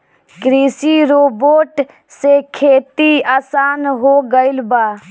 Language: Bhojpuri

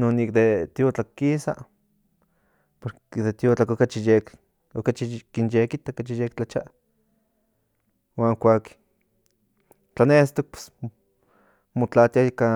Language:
Central Nahuatl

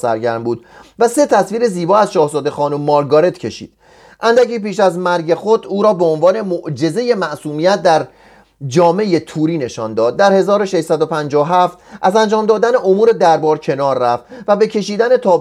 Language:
Persian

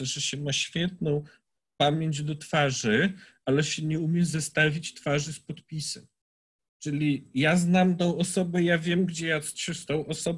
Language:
Polish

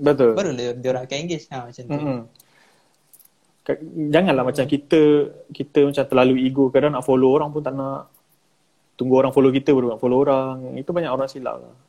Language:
Malay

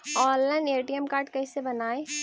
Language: Magahi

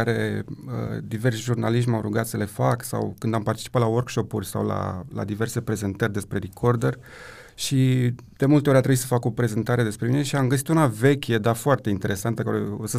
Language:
Romanian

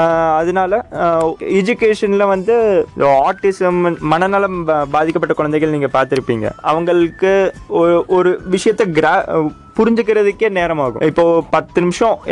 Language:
Tamil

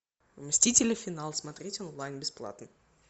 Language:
Russian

